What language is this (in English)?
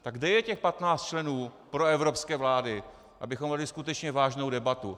Czech